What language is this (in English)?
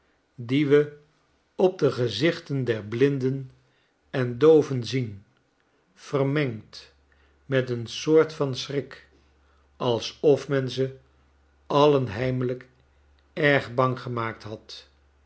Dutch